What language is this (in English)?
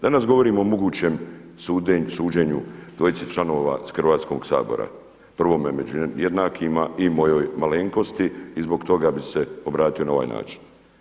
Croatian